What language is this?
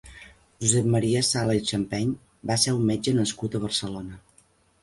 Catalan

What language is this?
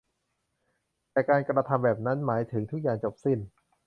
Thai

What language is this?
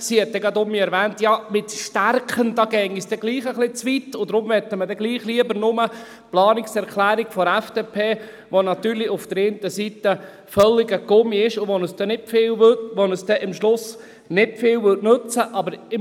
Swiss German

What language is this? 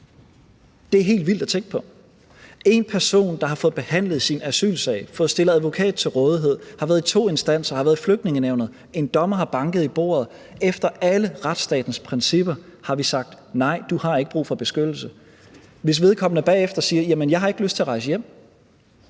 Danish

